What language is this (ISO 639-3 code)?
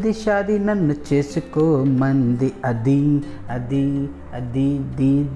tel